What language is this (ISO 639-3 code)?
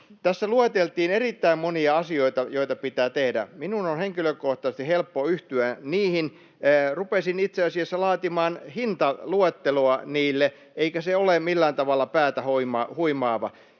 fin